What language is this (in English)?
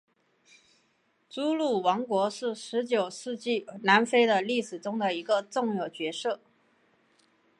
Chinese